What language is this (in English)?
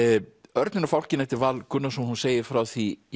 Icelandic